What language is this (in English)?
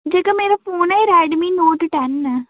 Dogri